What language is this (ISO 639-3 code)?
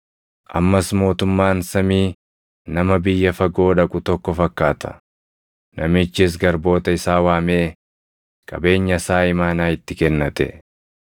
orm